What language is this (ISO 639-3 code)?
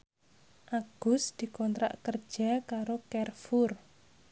jav